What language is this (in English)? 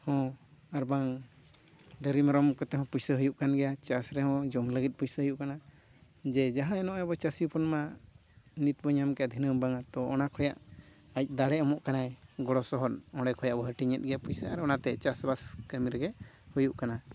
Santali